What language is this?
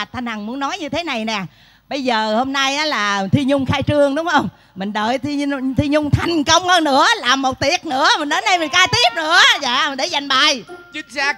Vietnamese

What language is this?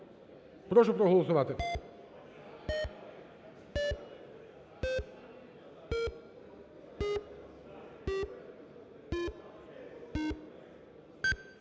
Ukrainian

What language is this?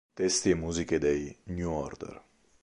Italian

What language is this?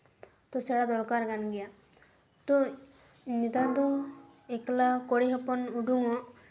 Santali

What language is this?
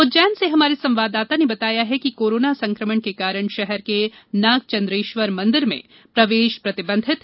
Hindi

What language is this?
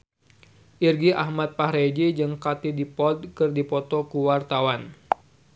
Sundanese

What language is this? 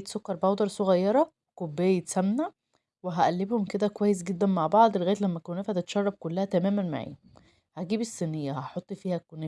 Arabic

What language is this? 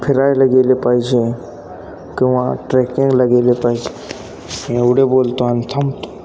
Marathi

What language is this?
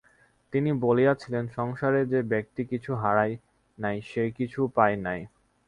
Bangla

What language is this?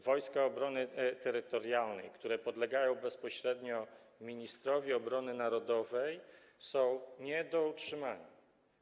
Polish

